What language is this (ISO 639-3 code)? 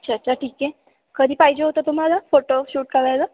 mar